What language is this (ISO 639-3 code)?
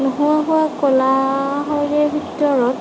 asm